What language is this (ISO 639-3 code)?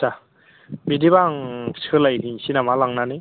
brx